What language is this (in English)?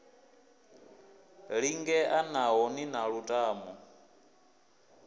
Venda